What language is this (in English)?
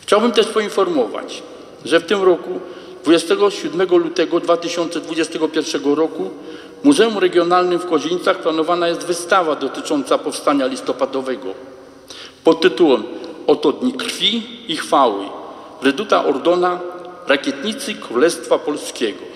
Polish